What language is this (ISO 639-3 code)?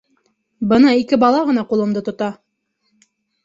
bak